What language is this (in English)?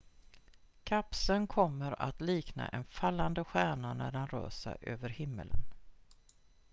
Swedish